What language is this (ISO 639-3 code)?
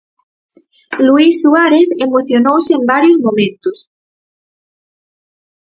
glg